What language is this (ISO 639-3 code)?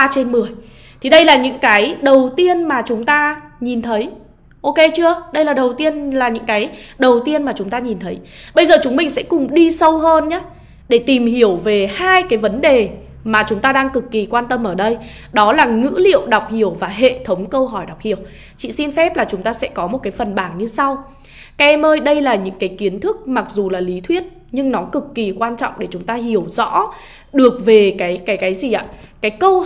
vie